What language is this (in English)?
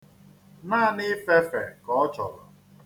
Igbo